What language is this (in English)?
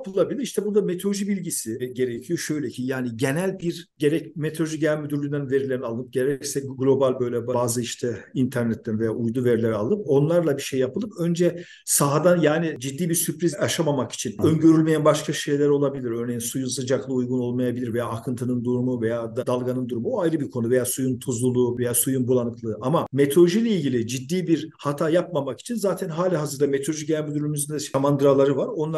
Turkish